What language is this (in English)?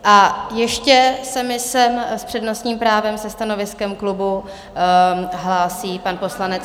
Czech